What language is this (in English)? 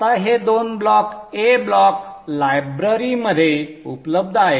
Marathi